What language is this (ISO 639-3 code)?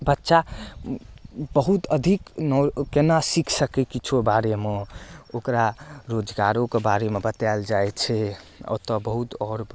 mai